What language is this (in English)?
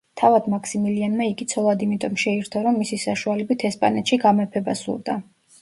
Georgian